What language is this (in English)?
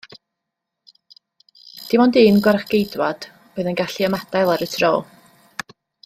Welsh